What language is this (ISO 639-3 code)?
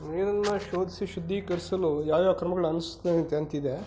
kan